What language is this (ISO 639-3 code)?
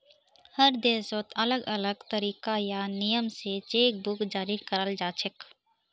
mag